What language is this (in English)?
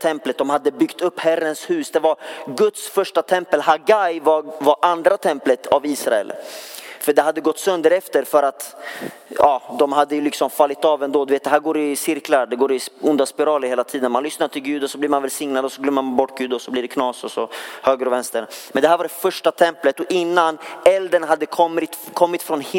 Swedish